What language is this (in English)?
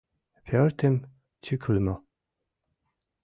Mari